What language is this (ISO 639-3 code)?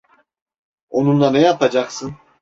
tur